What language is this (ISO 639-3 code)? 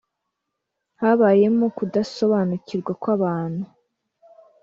kin